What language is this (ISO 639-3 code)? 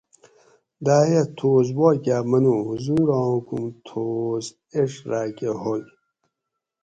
gwc